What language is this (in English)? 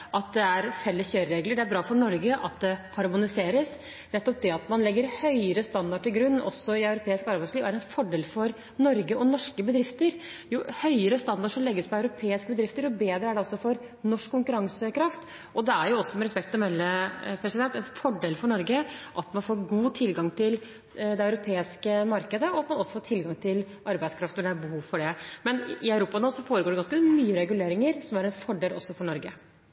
Norwegian Bokmål